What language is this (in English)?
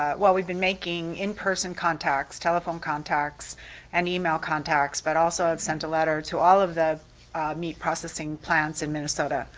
English